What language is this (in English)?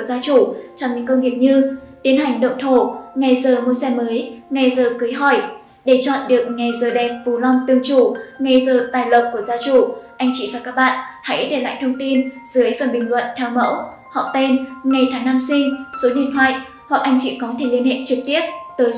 Vietnamese